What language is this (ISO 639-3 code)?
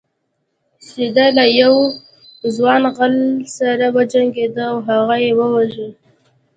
pus